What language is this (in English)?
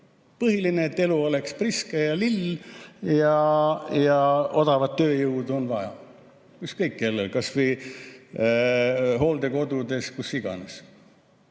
Estonian